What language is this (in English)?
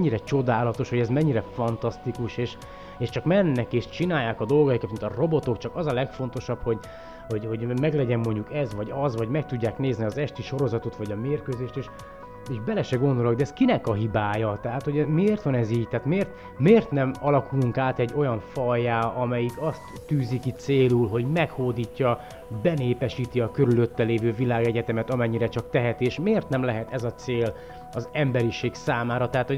Hungarian